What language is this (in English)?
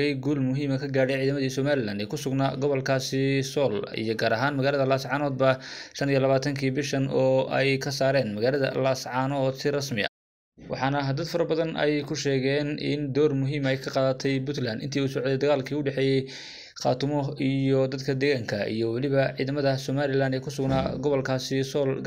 Arabic